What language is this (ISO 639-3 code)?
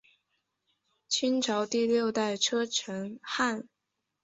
zho